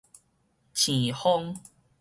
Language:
Min Nan Chinese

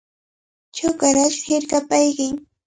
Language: Cajatambo North Lima Quechua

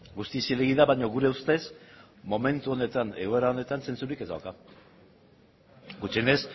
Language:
Basque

